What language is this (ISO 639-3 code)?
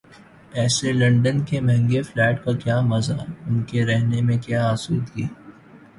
urd